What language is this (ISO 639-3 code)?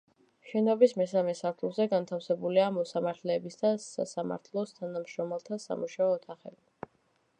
kat